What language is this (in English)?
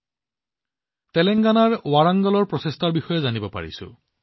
Assamese